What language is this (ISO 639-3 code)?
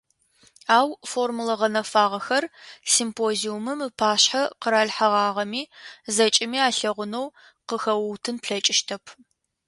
ady